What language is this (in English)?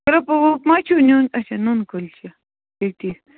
Kashmiri